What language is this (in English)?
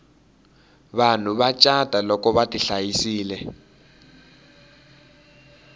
Tsonga